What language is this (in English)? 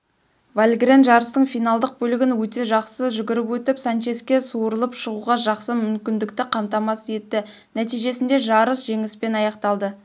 Kazakh